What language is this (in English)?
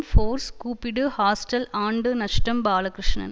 Tamil